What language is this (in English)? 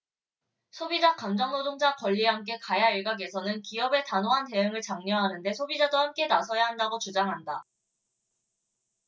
Korean